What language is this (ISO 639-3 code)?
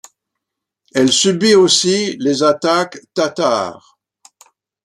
fra